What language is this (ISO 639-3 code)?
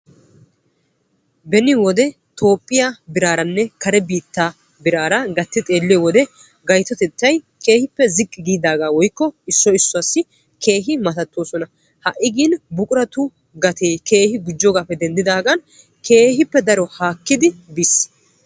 wal